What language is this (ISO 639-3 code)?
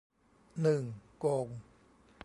tha